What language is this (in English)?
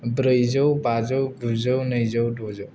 Bodo